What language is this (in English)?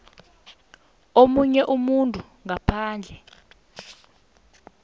South Ndebele